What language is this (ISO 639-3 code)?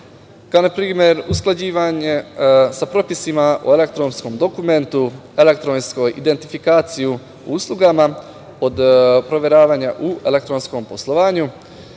srp